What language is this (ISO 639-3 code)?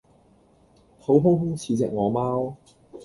yue